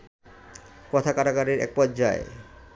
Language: Bangla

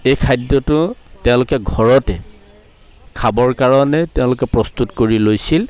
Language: Assamese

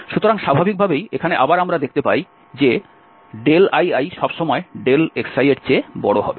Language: Bangla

